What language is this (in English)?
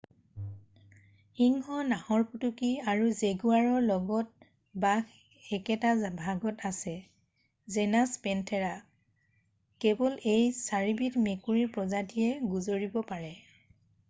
Assamese